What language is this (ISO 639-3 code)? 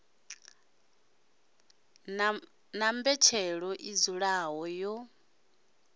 ven